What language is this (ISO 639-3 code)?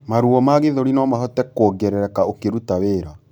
kik